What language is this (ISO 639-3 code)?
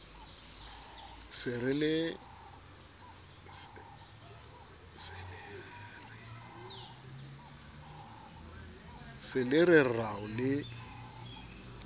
sot